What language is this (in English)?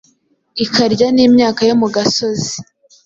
Kinyarwanda